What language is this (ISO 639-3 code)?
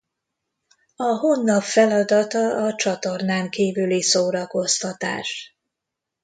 hun